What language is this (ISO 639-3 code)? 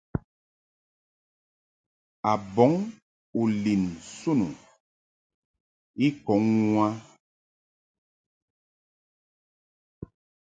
mhk